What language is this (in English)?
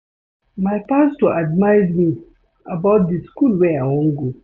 Nigerian Pidgin